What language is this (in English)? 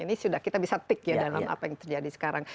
Indonesian